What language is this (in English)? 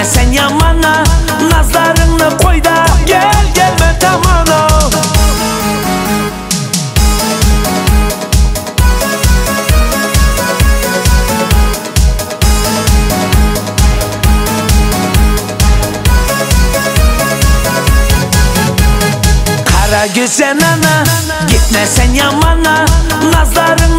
Turkish